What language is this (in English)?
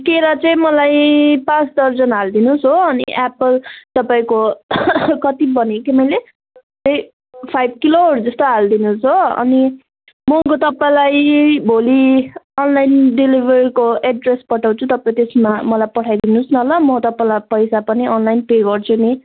Nepali